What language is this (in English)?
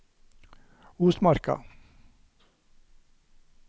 Norwegian